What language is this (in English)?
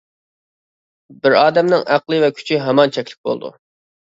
Uyghur